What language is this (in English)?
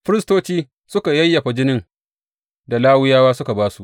Hausa